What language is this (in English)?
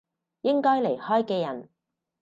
Cantonese